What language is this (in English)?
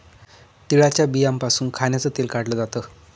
Marathi